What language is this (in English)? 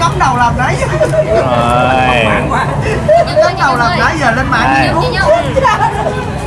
Vietnamese